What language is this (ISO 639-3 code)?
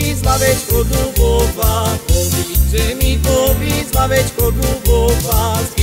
ron